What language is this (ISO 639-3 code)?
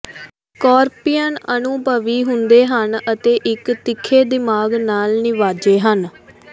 pan